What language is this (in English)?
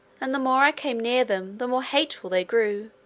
English